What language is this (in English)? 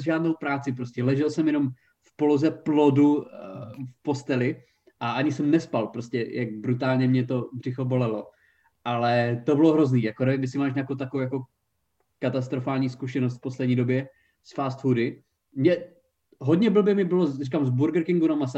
Czech